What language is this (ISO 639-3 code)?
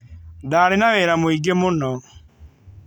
kik